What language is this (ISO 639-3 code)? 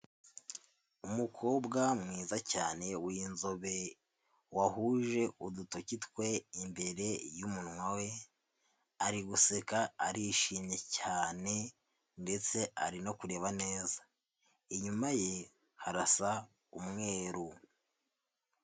kin